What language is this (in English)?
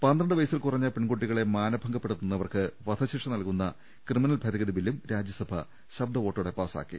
Malayalam